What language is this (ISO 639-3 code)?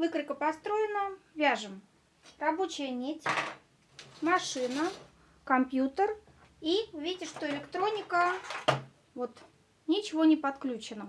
rus